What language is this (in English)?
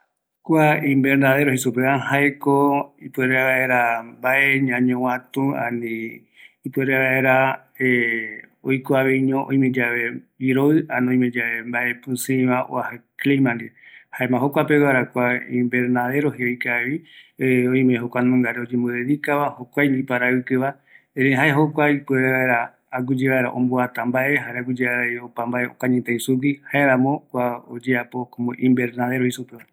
Eastern Bolivian Guaraní